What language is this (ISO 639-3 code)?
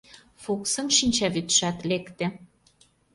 chm